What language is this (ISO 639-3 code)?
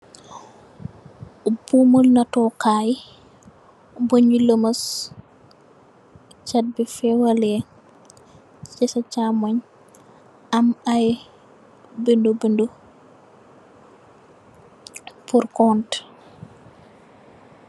wol